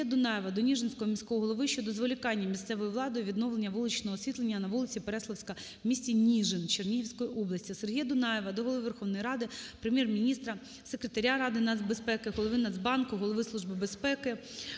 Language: Ukrainian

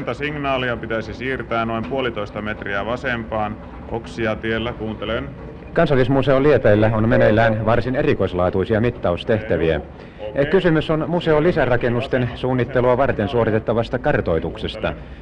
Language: Finnish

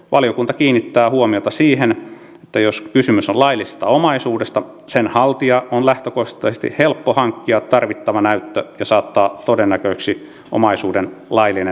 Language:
Finnish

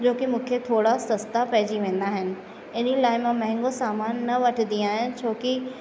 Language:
Sindhi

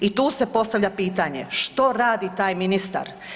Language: Croatian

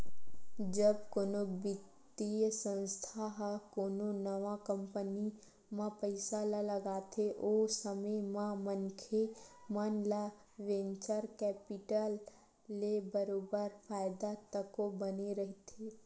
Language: Chhattisgarhi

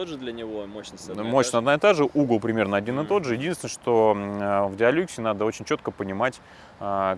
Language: Russian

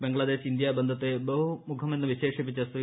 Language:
Malayalam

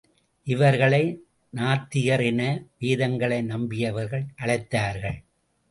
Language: Tamil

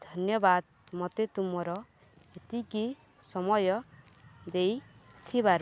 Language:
Odia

